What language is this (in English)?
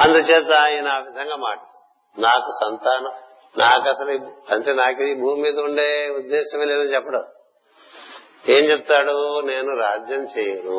Telugu